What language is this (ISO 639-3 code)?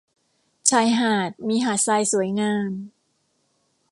tha